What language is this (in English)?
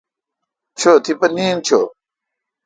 Kalkoti